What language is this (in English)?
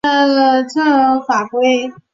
Chinese